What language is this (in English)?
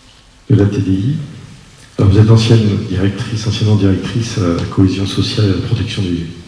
French